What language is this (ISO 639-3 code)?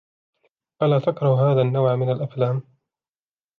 ara